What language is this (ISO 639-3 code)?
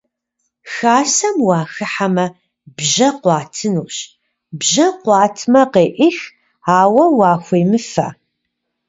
kbd